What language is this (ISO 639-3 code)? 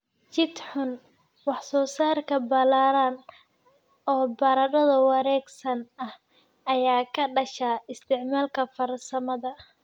som